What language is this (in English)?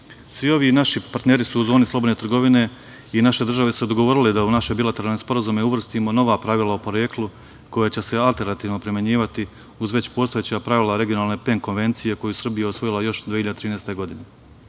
Serbian